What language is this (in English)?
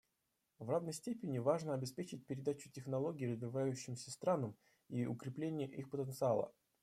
Russian